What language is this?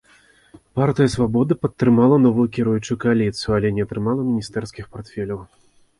Belarusian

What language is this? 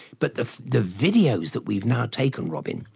English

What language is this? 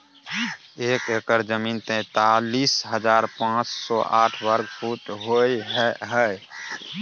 Maithili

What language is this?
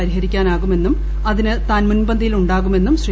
Malayalam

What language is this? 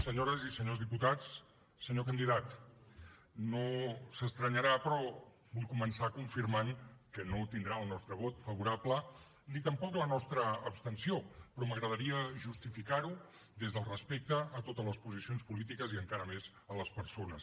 Catalan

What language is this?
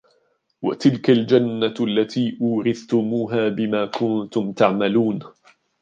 Arabic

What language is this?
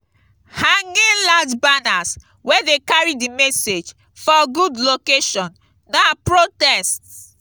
Nigerian Pidgin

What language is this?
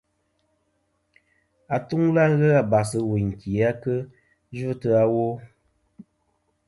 Kom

